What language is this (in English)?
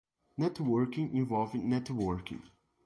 Portuguese